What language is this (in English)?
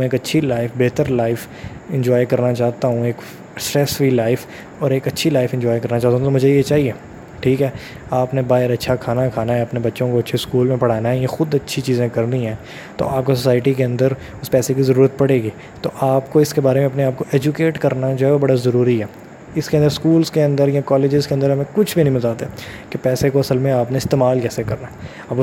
Urdu